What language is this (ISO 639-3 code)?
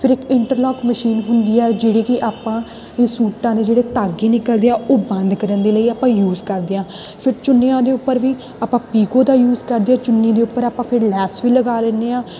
pan